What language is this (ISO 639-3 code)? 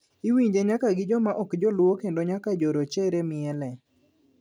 luo